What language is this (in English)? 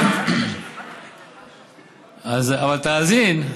Hebrew